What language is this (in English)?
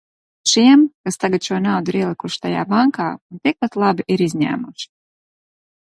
Latvian